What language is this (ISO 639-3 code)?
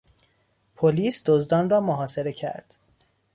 fas